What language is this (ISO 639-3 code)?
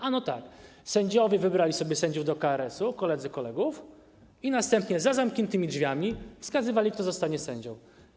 pol